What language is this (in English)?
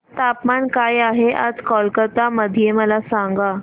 Marathi